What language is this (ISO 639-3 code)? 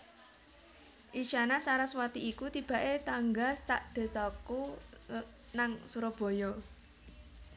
jav